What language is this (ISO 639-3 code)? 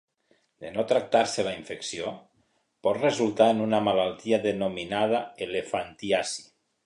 cat